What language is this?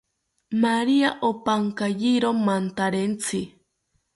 South Ucayali Ashéninka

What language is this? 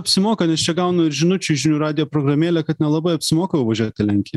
Lithuanian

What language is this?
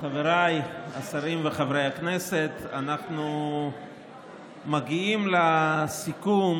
Hebrew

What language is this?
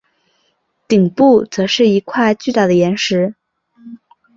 Chinese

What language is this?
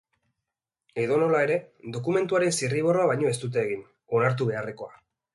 Basque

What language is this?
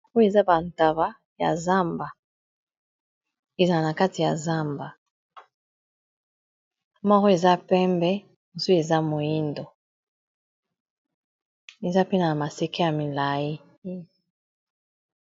Lingala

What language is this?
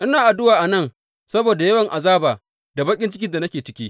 Hausa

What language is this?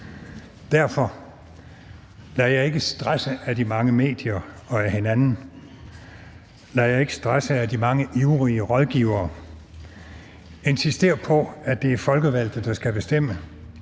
Danish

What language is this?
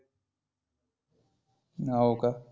Marathi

